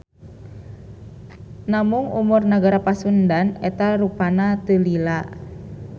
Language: Sundanese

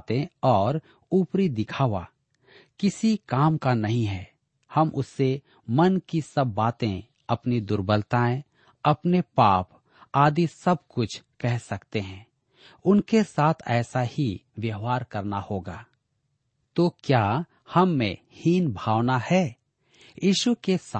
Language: Hindi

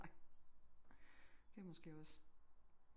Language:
Danish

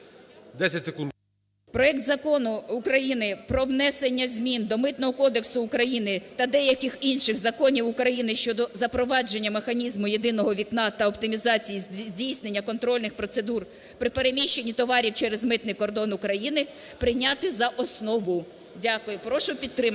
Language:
Ukrainian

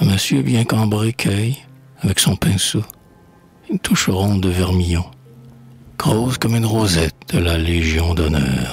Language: French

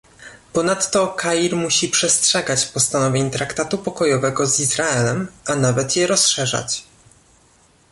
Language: Polish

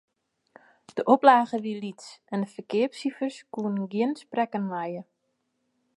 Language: Western Frisian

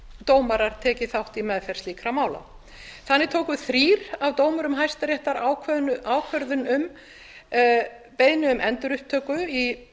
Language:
Icelandic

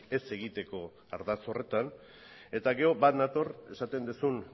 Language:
Basque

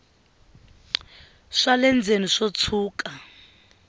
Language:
Tsonga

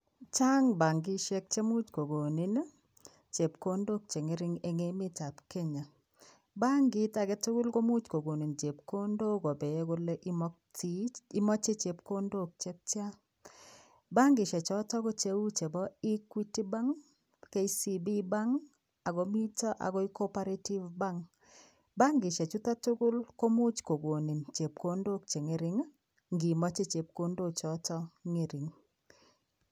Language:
Kalenjin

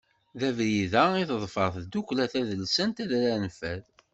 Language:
Kabyle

